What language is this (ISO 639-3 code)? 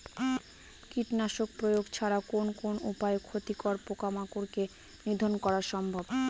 ben